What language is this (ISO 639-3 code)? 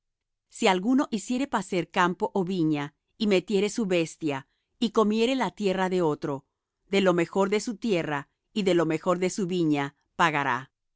spa